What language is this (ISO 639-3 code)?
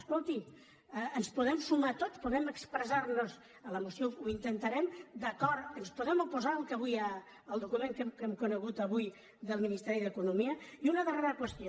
cat